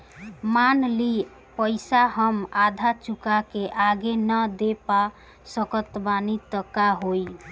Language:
Bhojpuri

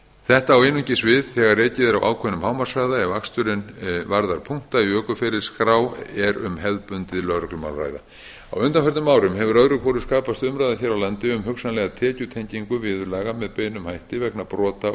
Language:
Icelandic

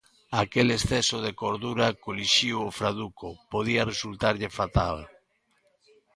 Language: Galician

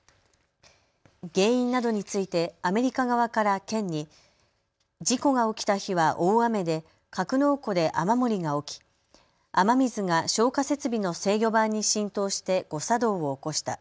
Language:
Japanese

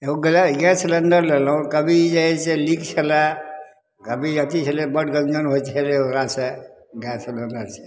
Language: Maithili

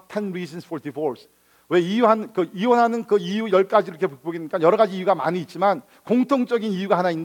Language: Korean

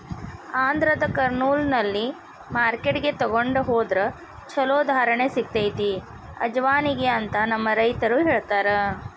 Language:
Kannada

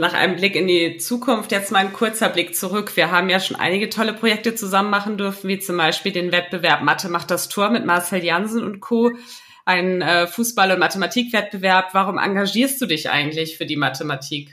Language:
German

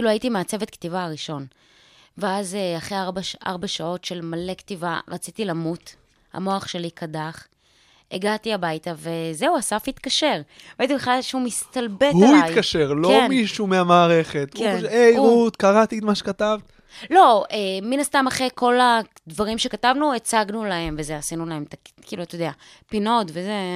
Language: Hebrew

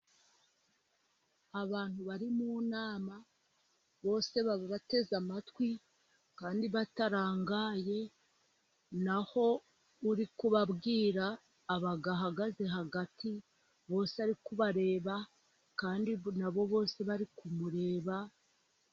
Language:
Kinyarwanda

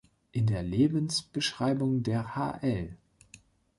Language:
German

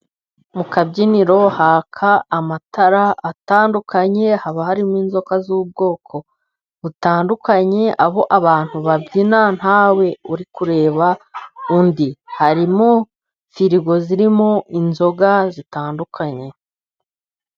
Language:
Kinyarwanda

